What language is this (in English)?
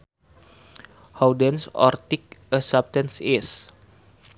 Sundanese